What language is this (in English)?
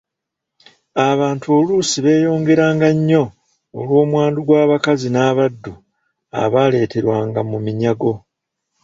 Ganda